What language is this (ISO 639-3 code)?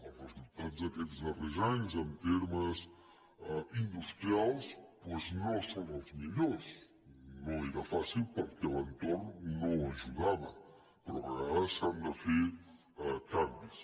cat